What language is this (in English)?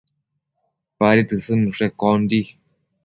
Matsés